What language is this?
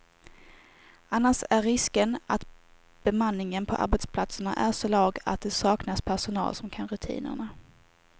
Swedish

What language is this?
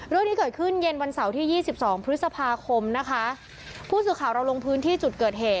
Thai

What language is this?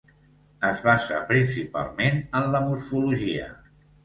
Catalan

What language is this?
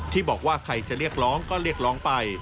Thai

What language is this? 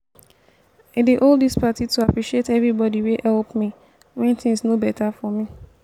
Nigerian Pidgin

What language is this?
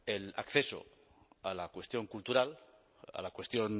Spanish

